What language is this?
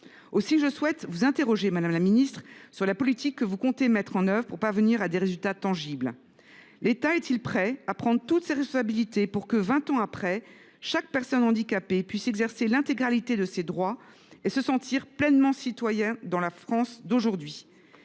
French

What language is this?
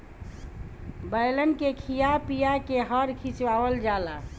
Bhojpuri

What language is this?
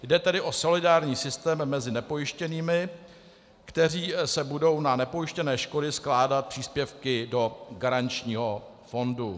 Czech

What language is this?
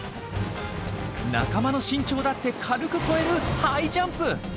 Japanese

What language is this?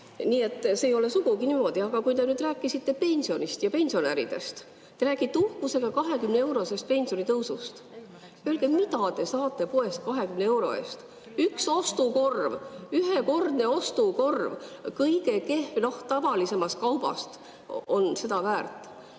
Estonian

